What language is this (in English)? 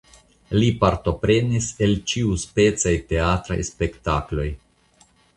Esperanto